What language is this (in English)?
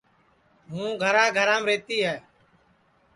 Sansi